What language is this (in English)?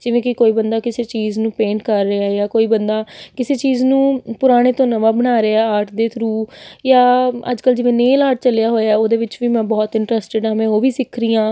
Punjabi